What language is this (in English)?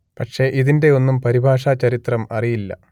Malayalam